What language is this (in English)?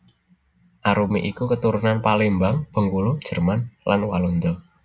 Javanese